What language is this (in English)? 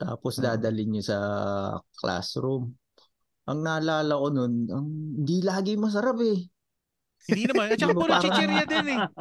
Filipino